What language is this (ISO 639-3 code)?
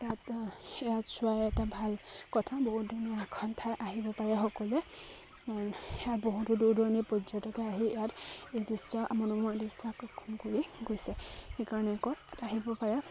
asm